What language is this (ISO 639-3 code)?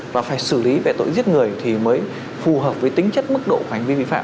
vie